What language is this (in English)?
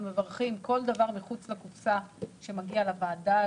Hebrew